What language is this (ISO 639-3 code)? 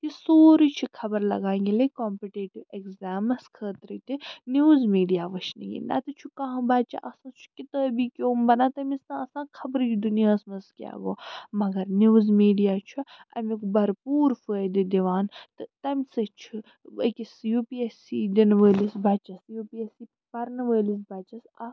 kas